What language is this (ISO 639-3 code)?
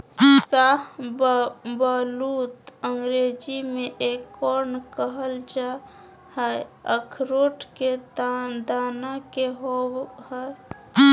mag